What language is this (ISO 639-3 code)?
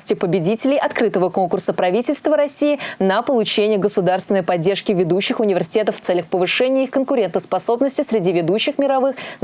rus